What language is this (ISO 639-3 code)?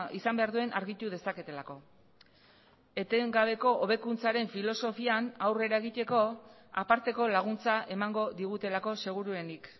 eus